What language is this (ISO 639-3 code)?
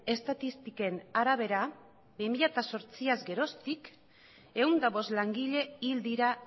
eus